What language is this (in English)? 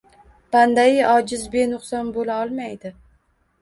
Uzbek